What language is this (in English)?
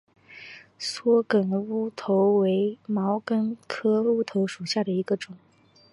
Chinese